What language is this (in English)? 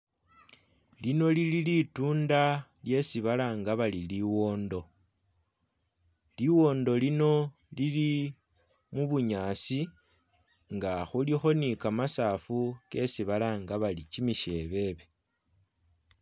Masaaba